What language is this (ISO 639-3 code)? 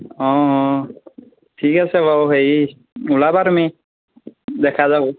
asm